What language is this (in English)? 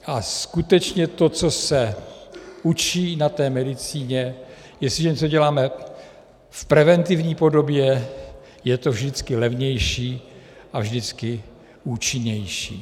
Czech